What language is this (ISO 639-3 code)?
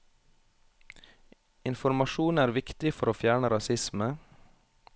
nor